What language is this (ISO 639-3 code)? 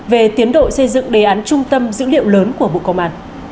vie